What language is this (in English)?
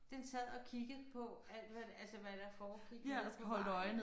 Danish